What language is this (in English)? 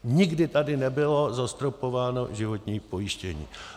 Czech